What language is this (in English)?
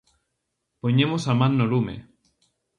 Galician